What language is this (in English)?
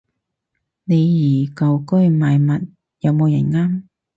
Cantonese